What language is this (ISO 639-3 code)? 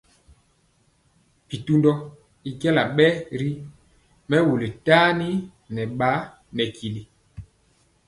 mcx